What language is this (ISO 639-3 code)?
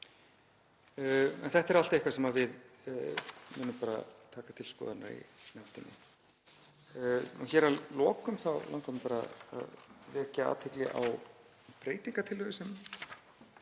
isl